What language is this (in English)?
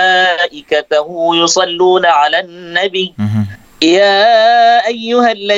Malay